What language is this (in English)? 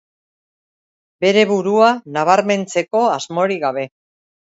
Basque